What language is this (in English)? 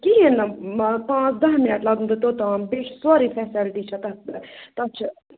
Kashmiri